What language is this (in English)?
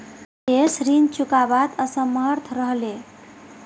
Magahi